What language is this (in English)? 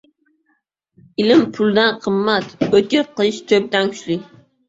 Uzbek